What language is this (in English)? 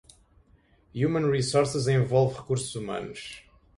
Portuguese